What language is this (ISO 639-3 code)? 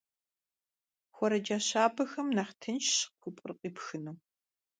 kbd